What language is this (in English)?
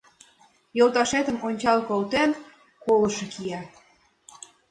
Mari